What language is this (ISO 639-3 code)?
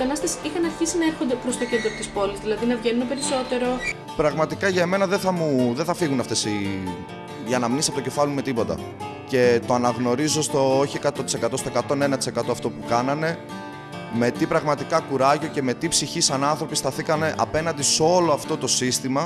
ell